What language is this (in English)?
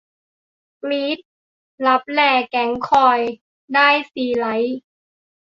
Thai